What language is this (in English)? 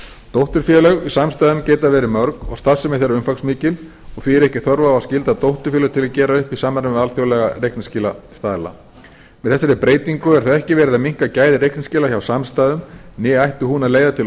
Icelandic